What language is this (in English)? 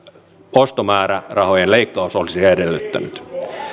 Finnish